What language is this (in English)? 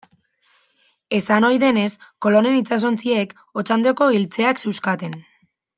Basque